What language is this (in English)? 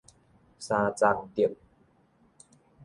Min Nan Chinese